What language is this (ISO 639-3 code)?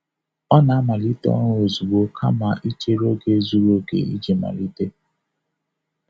ibo